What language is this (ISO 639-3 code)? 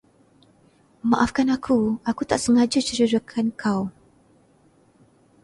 msa